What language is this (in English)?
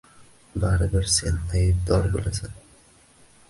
Uzbek